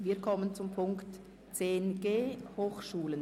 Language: Swiss German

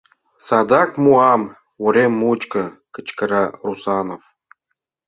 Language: Mari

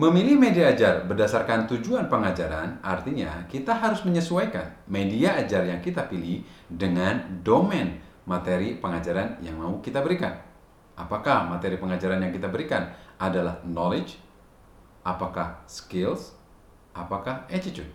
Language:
Indonesian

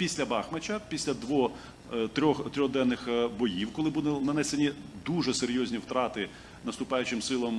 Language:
Ukrainian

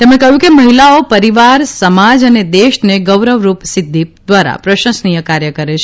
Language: Gujarati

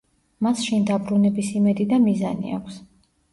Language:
Georgian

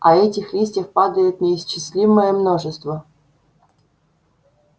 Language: Russian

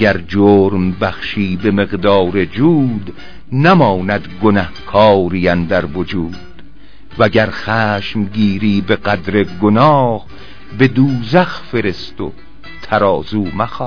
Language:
Persian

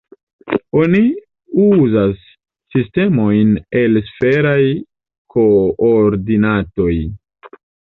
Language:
Esperanto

